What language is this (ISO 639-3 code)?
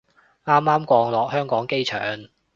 yue